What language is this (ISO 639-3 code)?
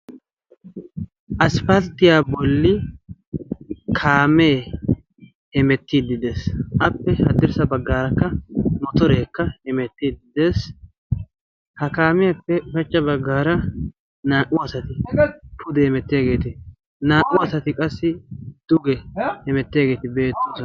wal